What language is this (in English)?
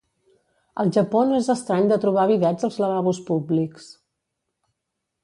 Catalan